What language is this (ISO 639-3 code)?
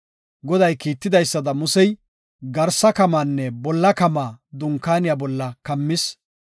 gof